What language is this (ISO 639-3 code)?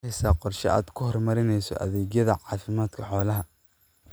som